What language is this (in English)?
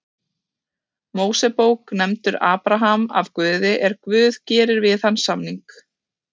Icelandic